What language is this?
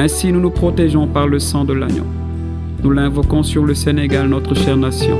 French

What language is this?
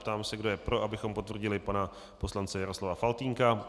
Czech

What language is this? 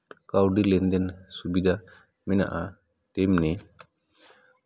Santali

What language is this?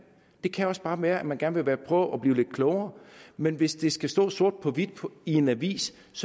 Danish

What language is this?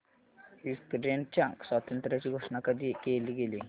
Marathi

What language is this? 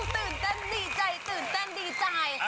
Thai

